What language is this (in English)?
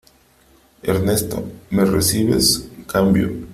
Spanish